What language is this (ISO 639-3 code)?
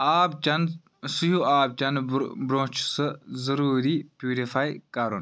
kas